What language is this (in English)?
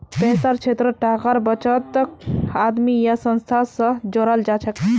Magahi